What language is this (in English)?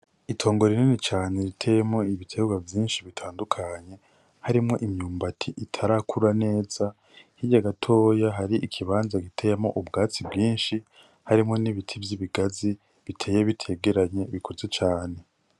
Rundi